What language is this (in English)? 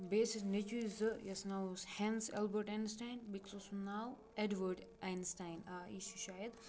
Kashmiri